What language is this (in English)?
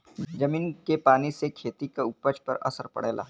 Bhojpuri